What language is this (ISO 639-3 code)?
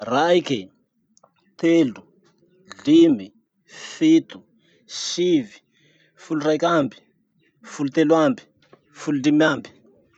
msh